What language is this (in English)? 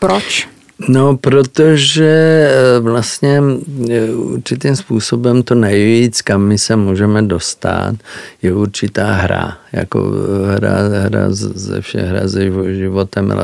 Czech